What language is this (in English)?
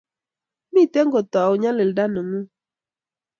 Kalenjin